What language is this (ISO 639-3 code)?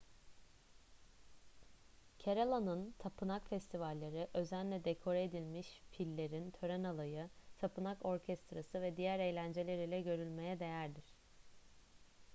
tur